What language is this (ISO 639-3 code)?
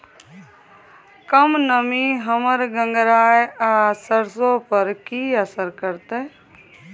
mai